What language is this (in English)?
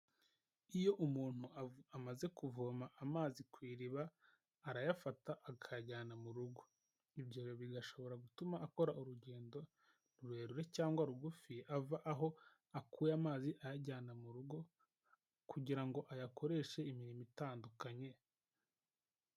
Kinyarwanda